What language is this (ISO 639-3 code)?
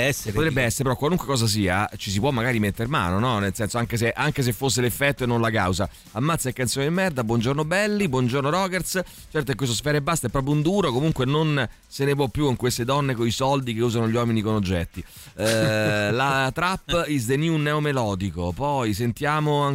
ita